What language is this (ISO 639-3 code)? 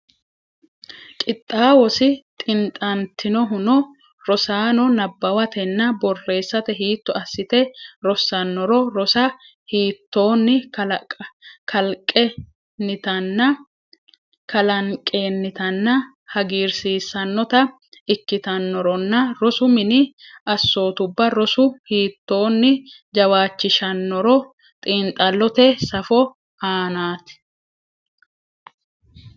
sid